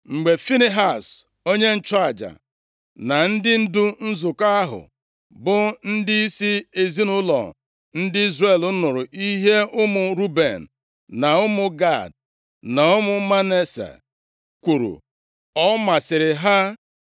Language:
Igbo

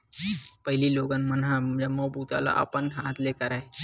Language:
Chhattisgarhi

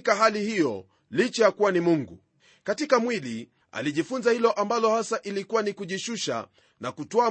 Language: Swahili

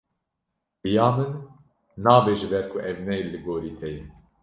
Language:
Kurdish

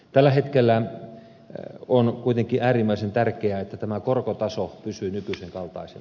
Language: Finnish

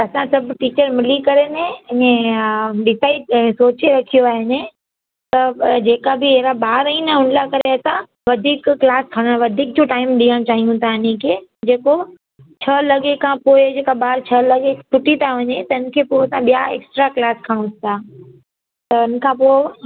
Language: Sindhi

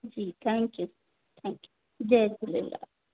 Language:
Sindhi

